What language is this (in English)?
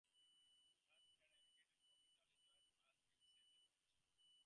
English